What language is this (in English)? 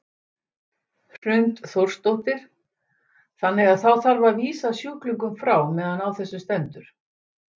Icelandic